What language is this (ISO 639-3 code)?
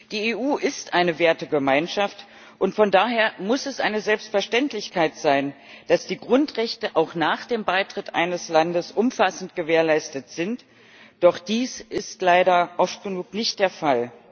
deu